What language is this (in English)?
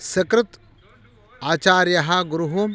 Sanskrit